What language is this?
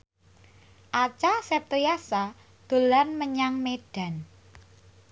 Javanese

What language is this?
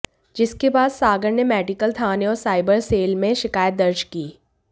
Hindi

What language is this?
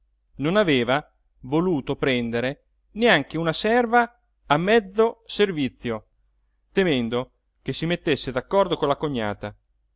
Italian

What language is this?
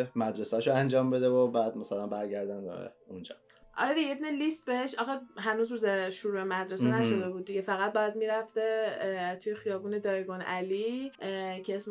Persian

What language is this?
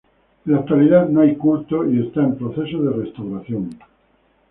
Spanish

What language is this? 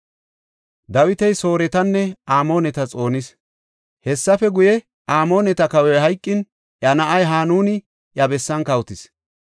Gofa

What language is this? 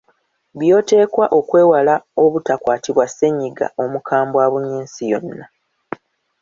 Ganda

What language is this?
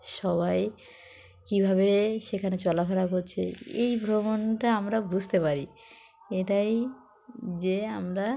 Bangla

